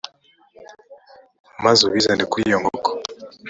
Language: Kinyarwanda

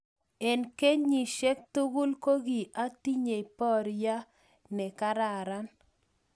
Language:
Kalenjin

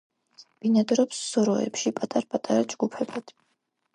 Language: Georgian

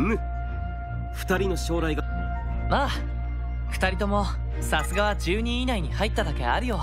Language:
Japanese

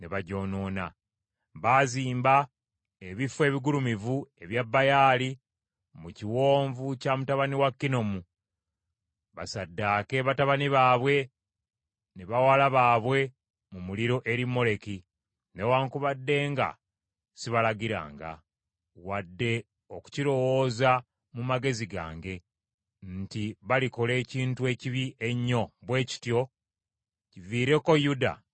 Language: Ganda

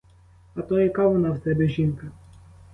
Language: Ukrainian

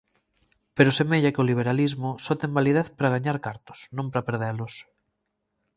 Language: Galician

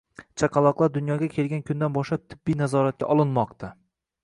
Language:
Uzbek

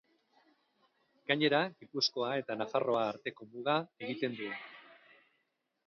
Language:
Basque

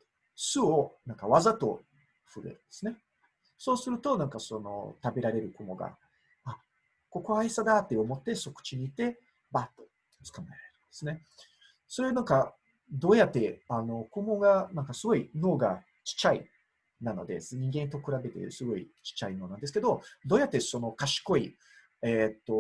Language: Japanese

